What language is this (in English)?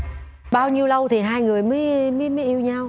Vietnamese